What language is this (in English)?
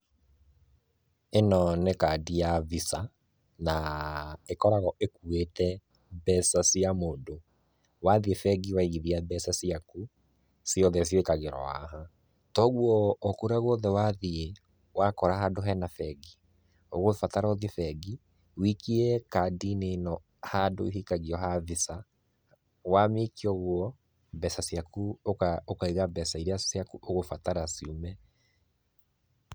Kikuyu